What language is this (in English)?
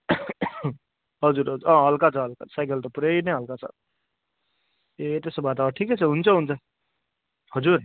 Nepali